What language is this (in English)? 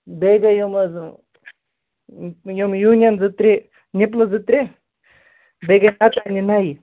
Kashmiri